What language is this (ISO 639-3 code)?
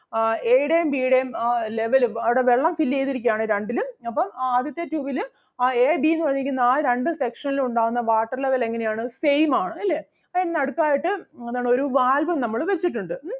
mal